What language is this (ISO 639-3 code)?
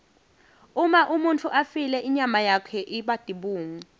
ssw